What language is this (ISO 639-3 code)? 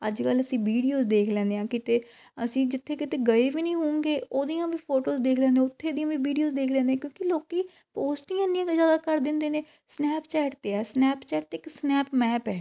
pan